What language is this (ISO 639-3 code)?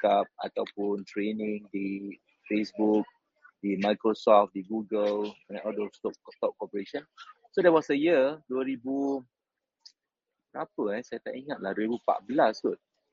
msa